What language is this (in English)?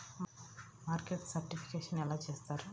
Telugu